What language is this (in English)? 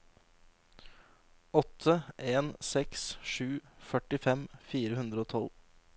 Norwegian